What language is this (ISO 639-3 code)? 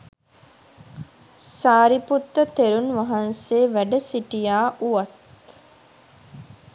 sin